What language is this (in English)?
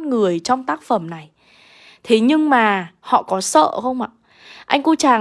Vietnamese